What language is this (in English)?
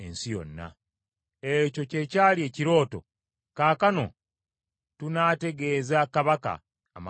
Ganda